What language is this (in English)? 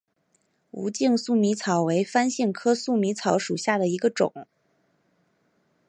Chinese